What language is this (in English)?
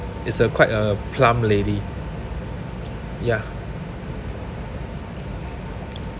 English